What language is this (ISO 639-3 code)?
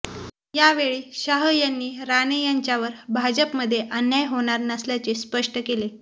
mar